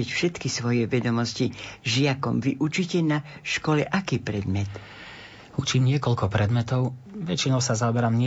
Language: Slovak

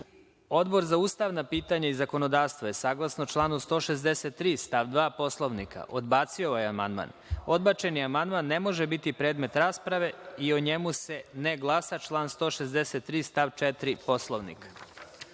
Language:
Serbian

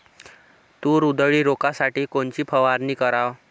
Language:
Marathi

